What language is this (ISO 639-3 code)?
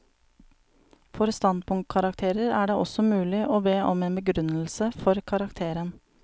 nor